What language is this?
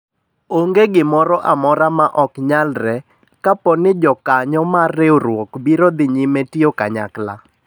Luo (Kenya and Tanzania)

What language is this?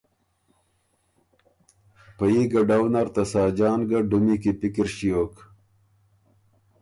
Ormuri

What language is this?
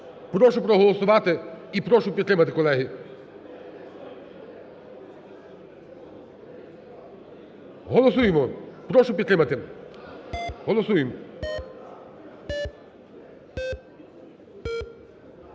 Ukrainian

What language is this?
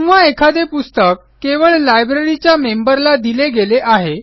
Marathi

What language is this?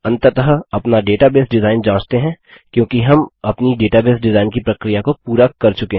Hindi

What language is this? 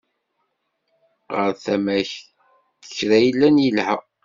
Kabyle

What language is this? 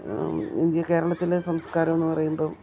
Malayalam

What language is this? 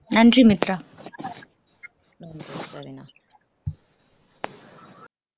Tamil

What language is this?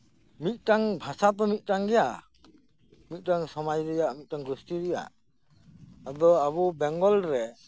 Santali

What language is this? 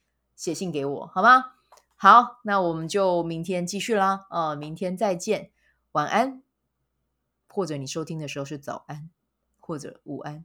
Chinese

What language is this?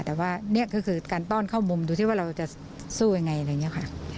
Thai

